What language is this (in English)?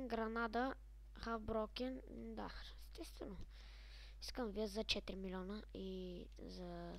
Bulgarian